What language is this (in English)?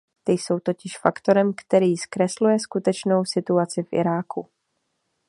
Czech